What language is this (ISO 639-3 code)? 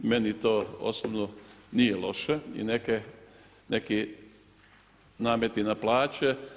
hrv